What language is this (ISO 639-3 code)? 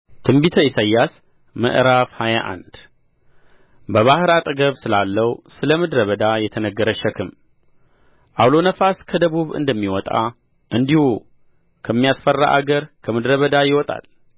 amh